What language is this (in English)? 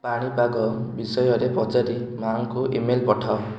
Odia